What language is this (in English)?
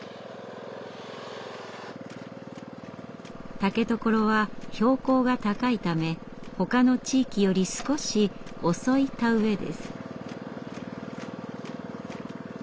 Japanese